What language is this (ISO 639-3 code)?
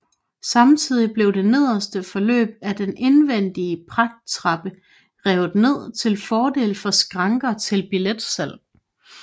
dan